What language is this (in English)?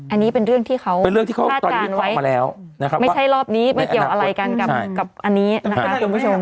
Thai